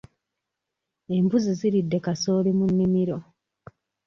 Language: Ganda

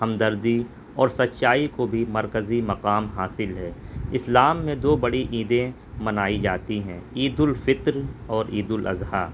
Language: Urdu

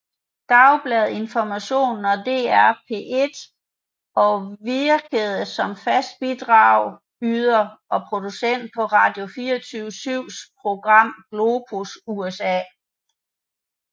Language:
Danish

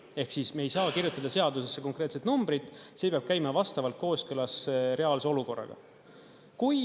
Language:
Estonian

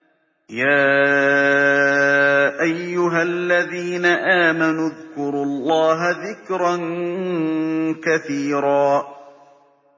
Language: Arabic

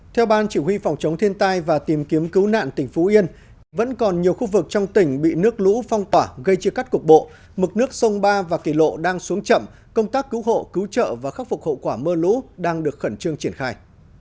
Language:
Vietnamese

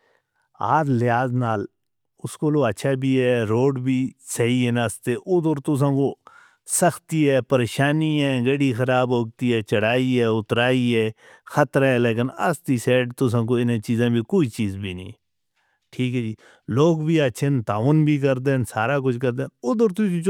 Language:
Northern Hindko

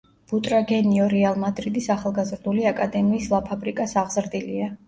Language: Georgian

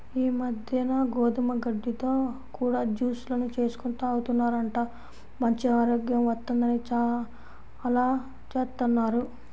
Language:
Telugu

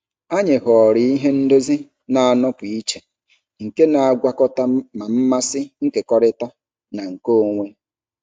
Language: Igbo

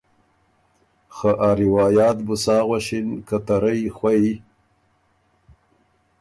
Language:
Ormuri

